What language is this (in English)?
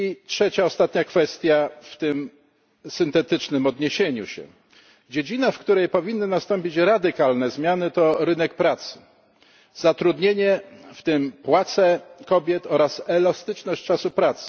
Polish